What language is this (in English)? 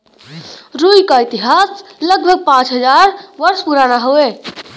Bhojpuri